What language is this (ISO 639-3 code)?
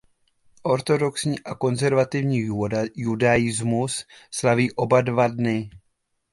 ces